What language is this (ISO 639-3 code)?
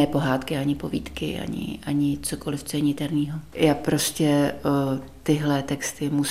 ces